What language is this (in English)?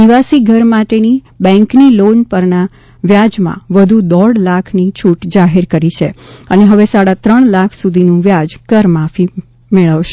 Gujarati